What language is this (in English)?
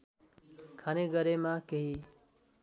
Nepali